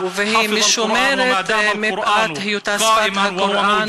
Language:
Hebrew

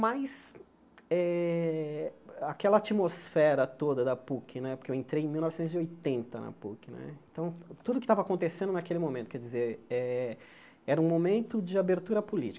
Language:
Portuguese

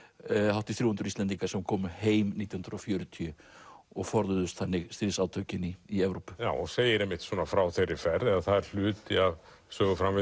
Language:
Icelandic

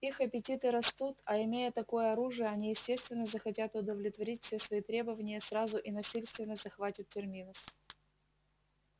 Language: Russian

